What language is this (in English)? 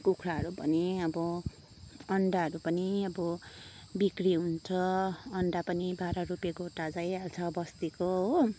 Nepali